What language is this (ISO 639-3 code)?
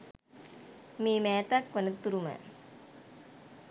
sin